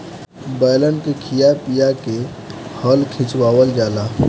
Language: Bhojpuri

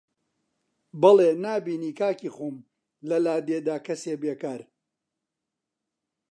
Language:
Central Kurdish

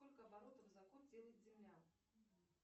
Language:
Russian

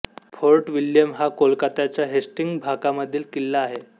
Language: Marathi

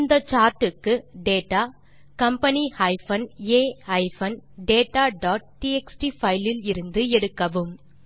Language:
Tamil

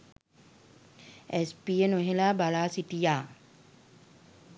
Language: Sinhala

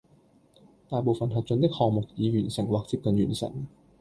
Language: Cantonese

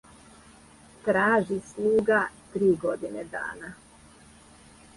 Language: Serbian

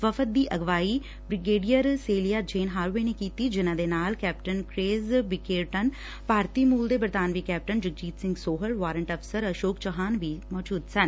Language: Punjabi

